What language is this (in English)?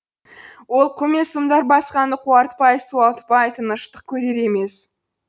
Kazakh